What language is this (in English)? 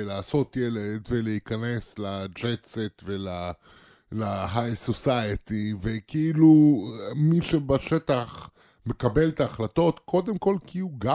Hebrew